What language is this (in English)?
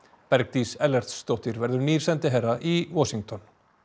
Icelandic